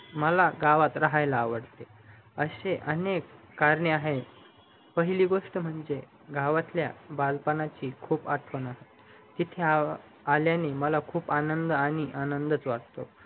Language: Marathi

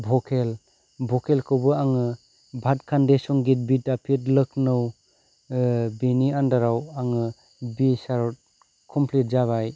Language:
Bodo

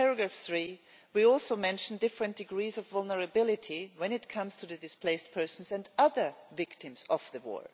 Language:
English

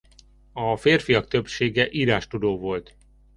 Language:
Hungarian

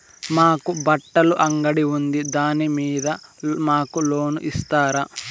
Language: Telugu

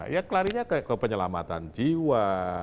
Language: Indonesian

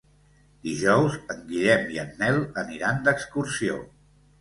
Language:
Catalan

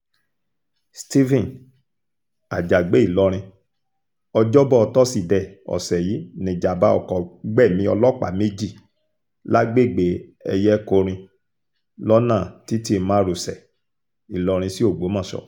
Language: Yoruba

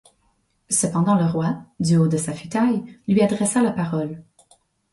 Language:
French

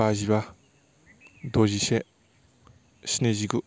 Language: Bodo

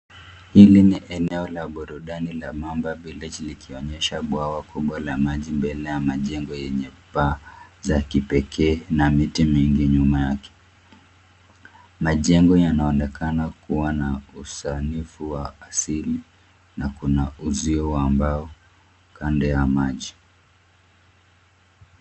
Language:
Swahili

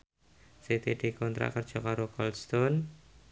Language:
Javanese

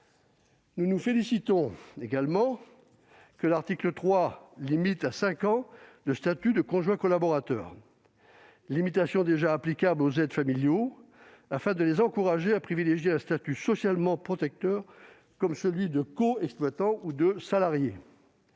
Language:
French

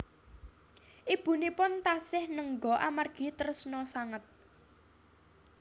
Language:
Javanese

